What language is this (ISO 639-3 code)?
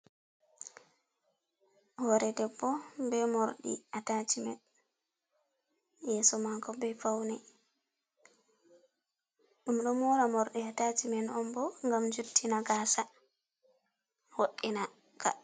ful